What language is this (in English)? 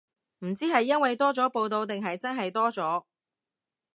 Cantonese